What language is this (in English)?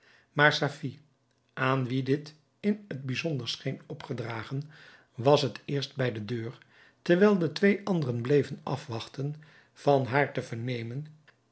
Dutch